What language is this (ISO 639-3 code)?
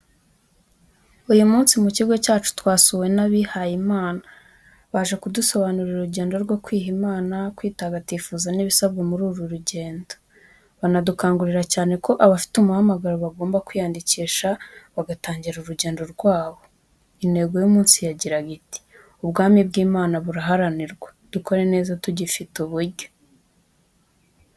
kin